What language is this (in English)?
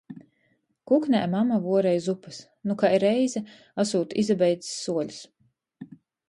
Latgalian